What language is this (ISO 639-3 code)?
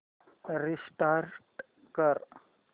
mar